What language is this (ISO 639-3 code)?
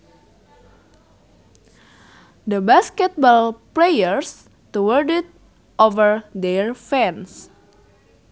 sun